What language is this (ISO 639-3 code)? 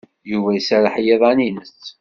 kab